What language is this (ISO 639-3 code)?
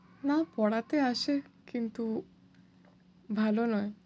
ben